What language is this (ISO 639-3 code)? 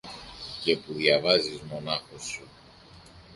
ell